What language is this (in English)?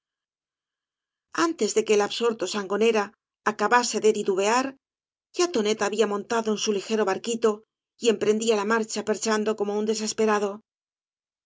Spanish